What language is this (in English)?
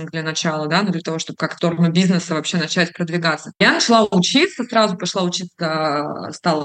Russian